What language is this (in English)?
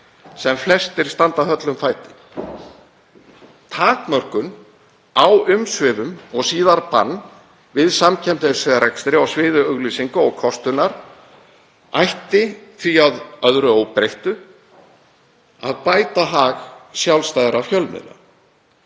Icelandic